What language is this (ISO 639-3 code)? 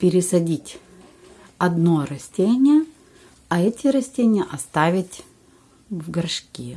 rus